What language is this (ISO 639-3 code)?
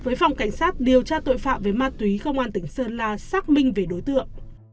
vie